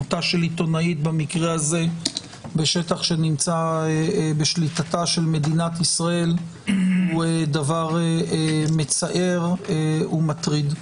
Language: Hebrew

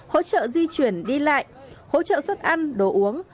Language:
Vietnamese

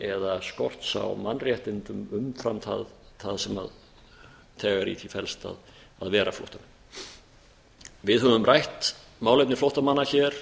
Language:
Icelandic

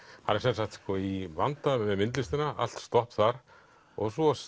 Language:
Icelandic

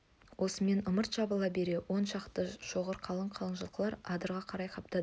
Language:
Kazakh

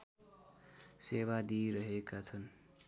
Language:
Nepali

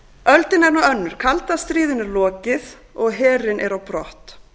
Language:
Icelandic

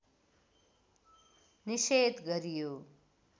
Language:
Nepali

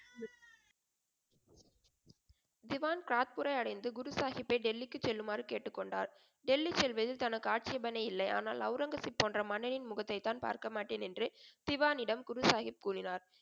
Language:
Tamil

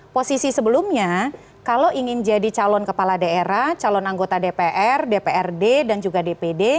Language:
Indonesian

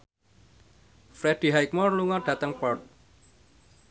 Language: Javanese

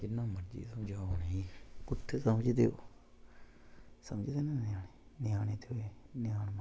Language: Dogri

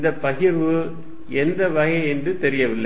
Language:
Tamil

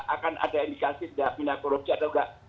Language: Indonesian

